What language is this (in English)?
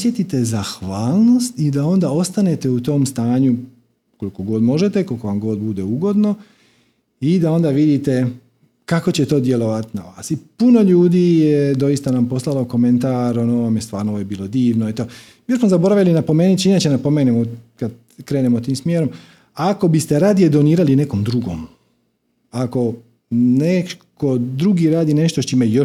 Croatian